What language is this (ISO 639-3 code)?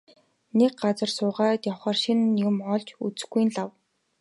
mon